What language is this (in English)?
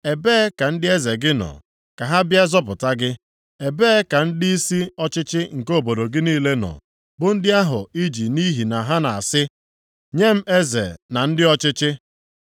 Igbo